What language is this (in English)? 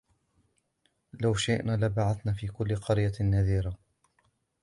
Arabic